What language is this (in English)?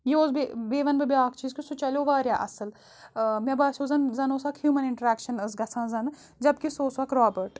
Kashmiri